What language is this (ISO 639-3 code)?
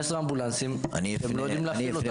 heb